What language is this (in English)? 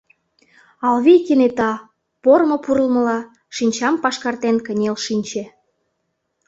Mari